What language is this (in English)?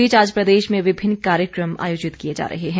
Hindi